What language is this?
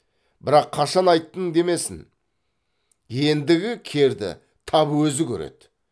Kazakh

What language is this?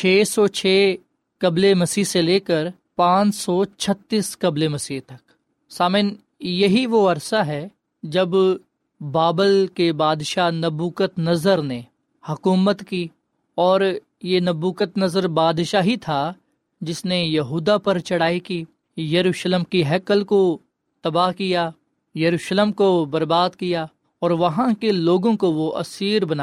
Urdu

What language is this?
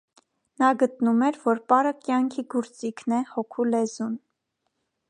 Armenian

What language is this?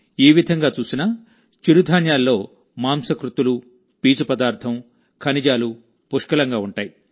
Telugu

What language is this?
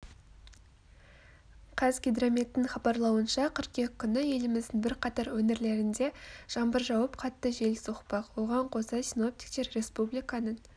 Kazakh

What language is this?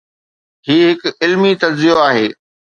Sindhi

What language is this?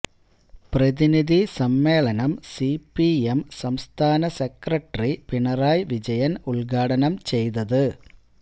Malayalam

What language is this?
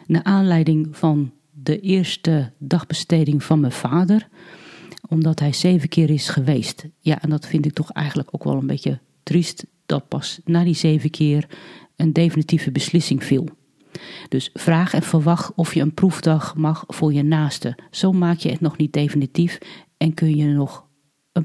Dutch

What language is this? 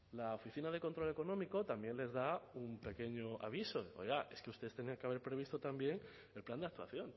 Spanish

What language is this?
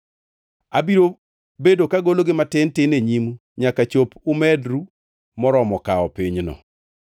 Luo (Kenya and Tanzania)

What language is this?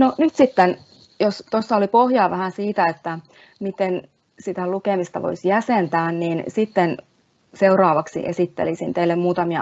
Finnish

